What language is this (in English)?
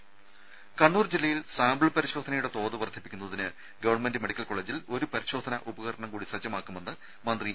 Malayalam